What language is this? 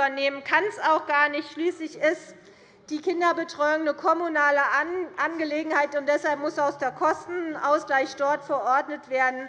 German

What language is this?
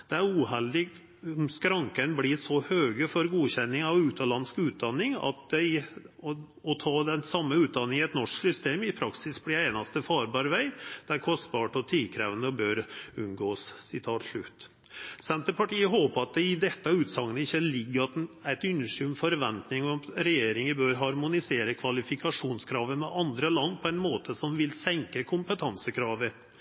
Norwegian Nynorsk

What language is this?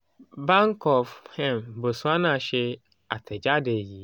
Yoruba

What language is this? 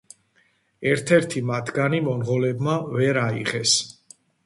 Georgian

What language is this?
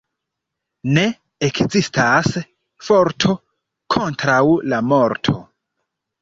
Esperanto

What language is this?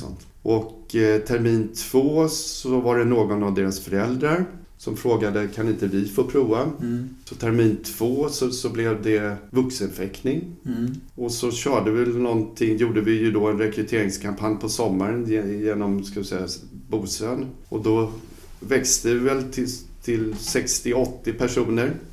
Swedish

